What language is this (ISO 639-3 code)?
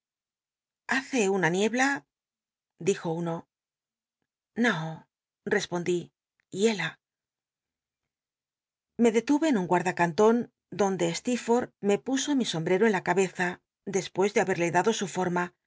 spa